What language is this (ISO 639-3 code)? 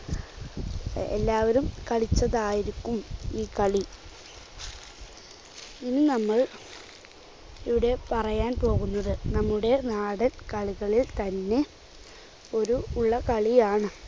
mal